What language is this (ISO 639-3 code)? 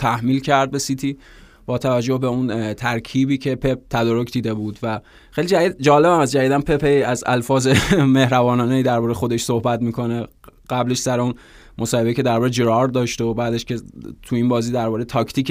fas